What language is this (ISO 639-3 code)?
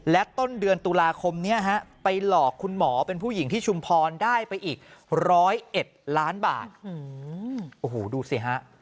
tha